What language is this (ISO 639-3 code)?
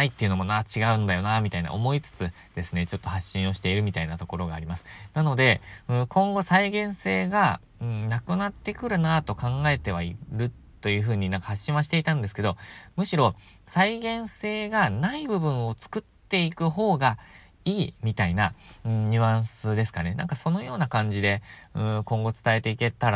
jpn